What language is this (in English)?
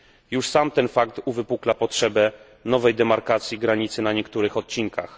Polish